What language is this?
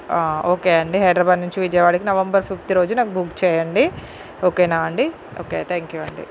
Telugu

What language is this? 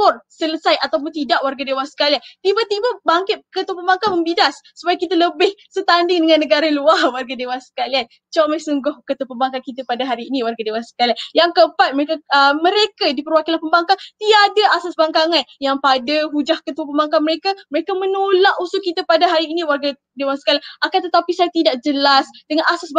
Malay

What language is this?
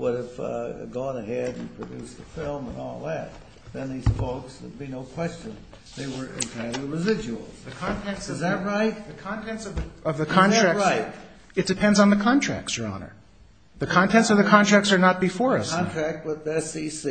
English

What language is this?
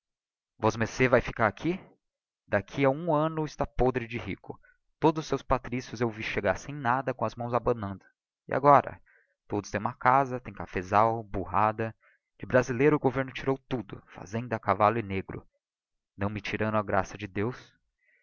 Portuguese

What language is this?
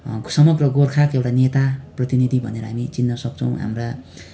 Nepali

